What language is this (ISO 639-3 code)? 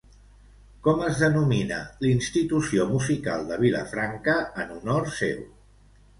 cat